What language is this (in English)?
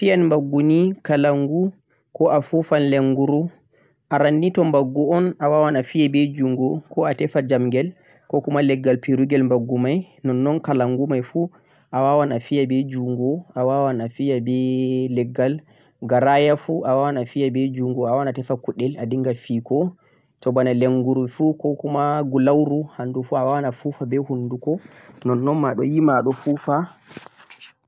Central-Eastern Niger Fulfulde